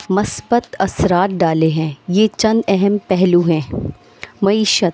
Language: Urdu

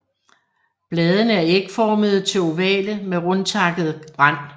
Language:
Danish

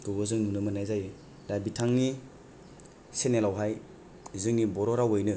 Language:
Bodo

